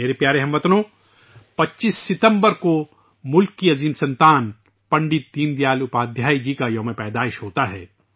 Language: Urdu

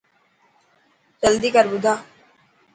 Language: Dhatki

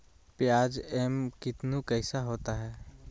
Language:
Magahi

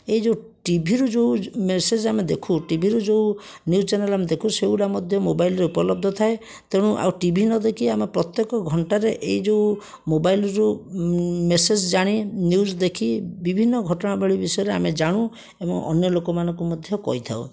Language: Odia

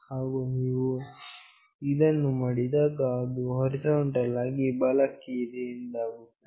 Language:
Kannada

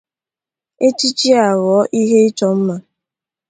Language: Igbo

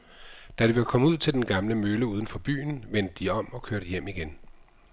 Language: Danish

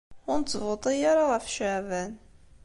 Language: Kabyle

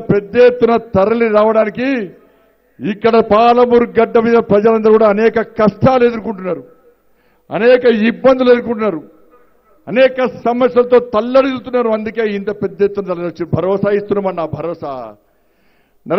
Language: Romanian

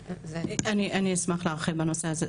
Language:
Hebrew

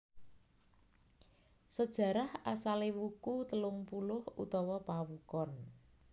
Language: Javanese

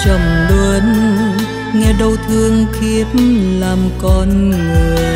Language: Vietnamese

